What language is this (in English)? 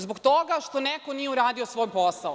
Serbian